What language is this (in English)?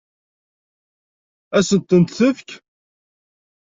Kabyle